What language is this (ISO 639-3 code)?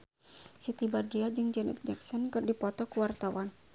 sun